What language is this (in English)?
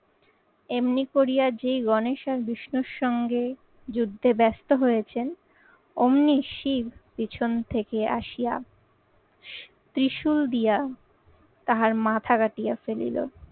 Bangla